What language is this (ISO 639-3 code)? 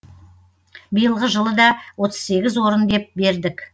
kaz